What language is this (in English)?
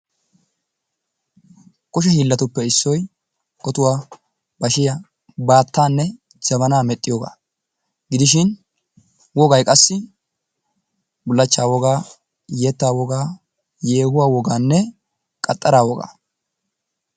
Wolaytta